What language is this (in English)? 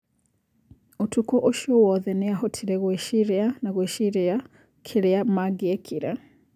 Kikuyu